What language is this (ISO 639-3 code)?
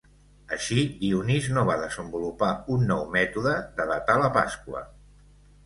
cat